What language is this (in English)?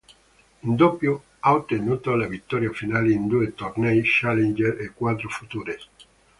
Italian